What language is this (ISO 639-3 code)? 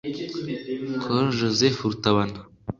kin